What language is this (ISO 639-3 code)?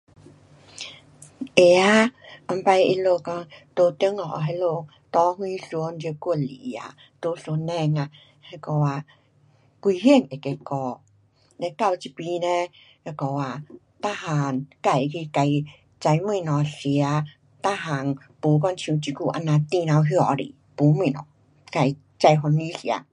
cpx